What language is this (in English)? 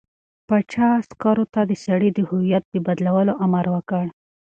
Pashto